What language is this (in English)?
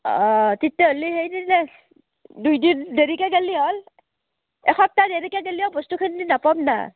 Assamese